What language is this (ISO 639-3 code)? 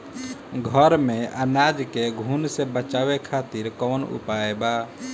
bho